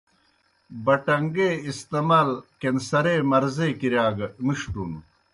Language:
Kohistani Shina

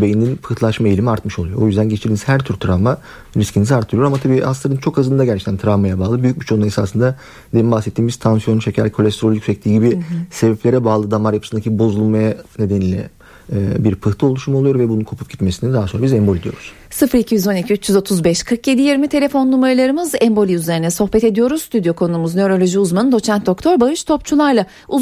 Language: Turkish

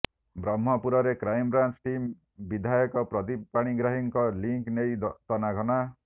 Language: Odia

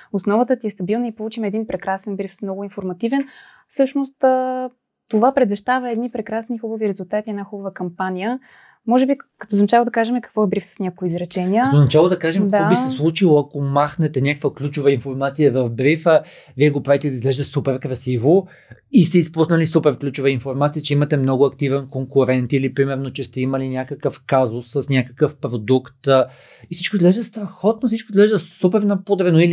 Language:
Bulgarian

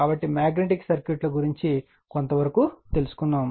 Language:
Telugu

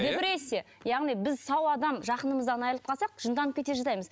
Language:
Kazakh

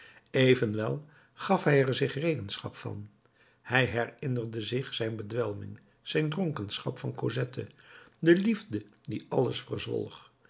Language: Dutch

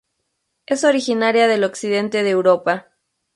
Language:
Spanish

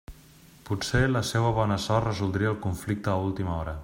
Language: Catalan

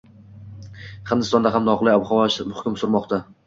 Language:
Uzbek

